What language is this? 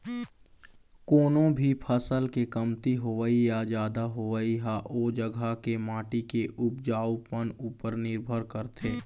Chhattisgarhi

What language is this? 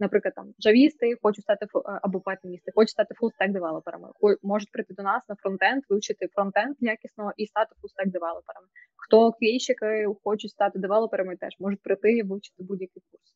Ukrainian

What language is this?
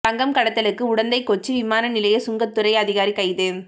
Tamil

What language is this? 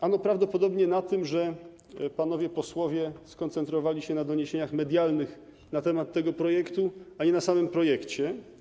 Polish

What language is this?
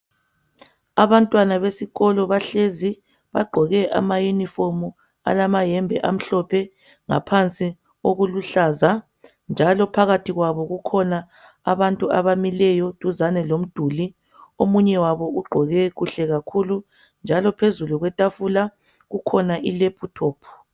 North Ndebele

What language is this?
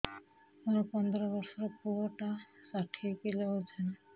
Odia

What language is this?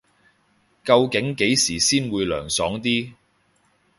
Cantonese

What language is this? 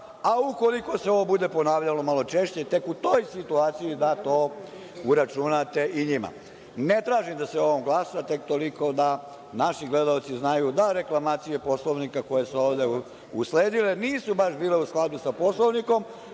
Serbian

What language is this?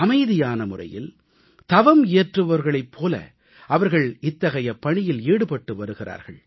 Tamil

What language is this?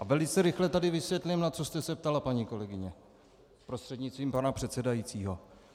Czech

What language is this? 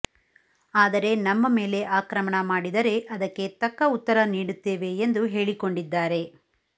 Kannada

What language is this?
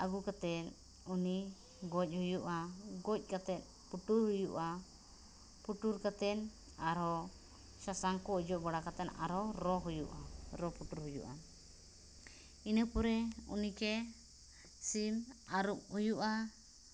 Santali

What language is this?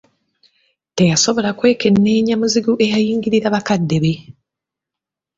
Ganda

